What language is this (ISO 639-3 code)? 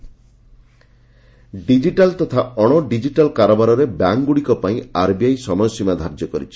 ori